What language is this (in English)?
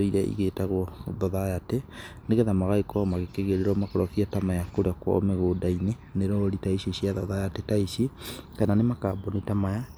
Kikuyu